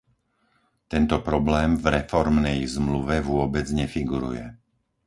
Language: Slovak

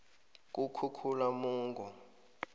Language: South Ndebele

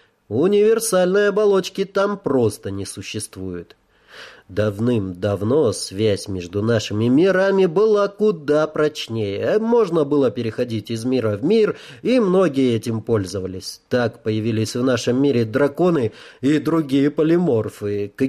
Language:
Russian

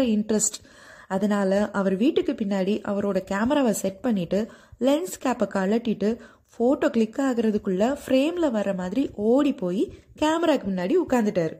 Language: Tamil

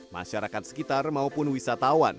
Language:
Indonesian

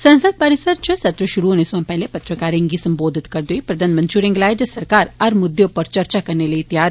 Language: Dogri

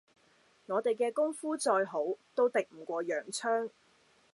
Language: Cantonese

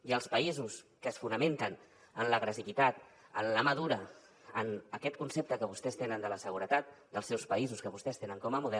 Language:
Catalan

